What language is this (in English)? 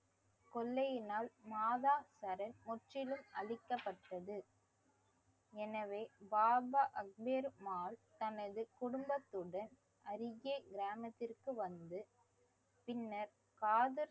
Tamil